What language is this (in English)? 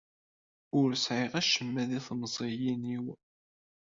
Kabyle